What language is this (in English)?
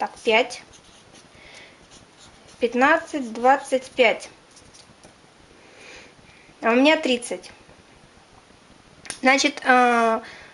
Russian